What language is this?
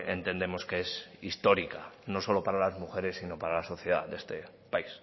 Spanish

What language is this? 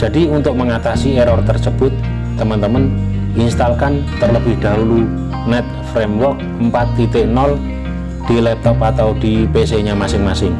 Indonesian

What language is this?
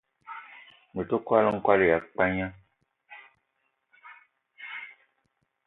Eton (Cameroon)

